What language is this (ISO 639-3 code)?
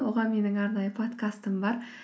kaz